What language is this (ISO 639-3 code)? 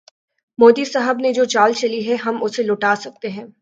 urd